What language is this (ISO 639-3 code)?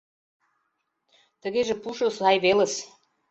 chm